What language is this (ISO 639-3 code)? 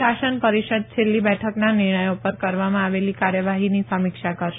guj